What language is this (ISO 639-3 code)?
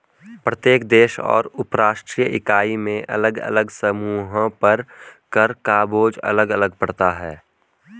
hin